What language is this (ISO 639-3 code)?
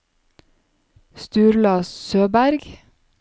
nor